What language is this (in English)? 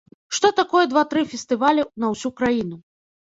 Belarusian